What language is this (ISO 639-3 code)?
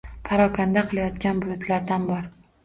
uzb